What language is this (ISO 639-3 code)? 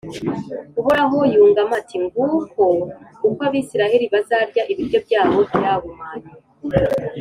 kin